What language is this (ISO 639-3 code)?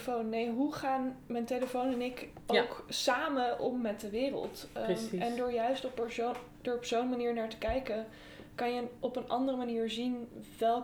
nld